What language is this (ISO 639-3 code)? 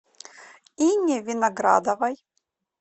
rus